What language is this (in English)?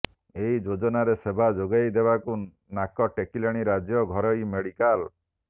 Odia